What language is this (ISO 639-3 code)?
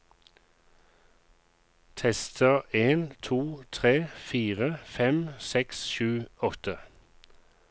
nor